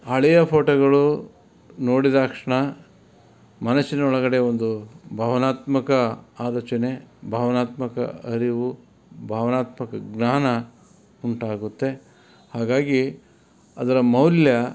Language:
Kannada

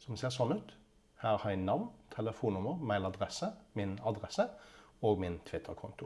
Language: Dutch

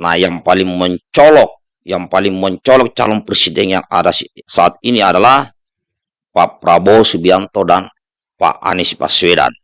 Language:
Indonesian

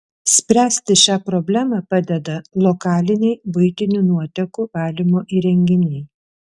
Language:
Lithuanian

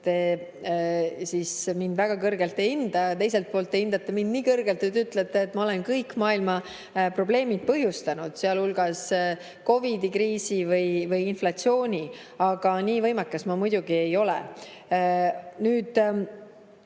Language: Estonian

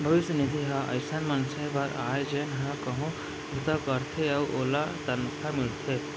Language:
Chhattisgarhi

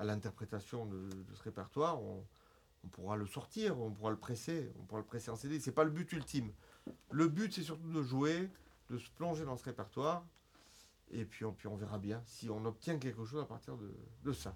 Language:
French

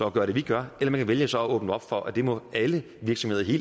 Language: Danish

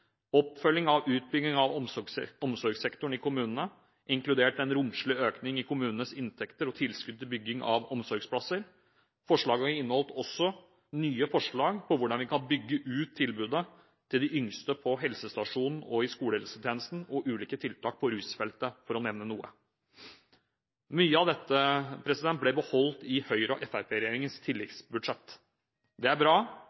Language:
Norwegian Bokmål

